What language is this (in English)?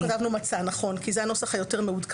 Hebrew